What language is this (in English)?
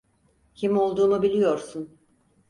Turkish